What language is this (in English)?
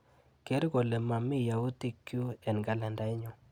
Kalenjin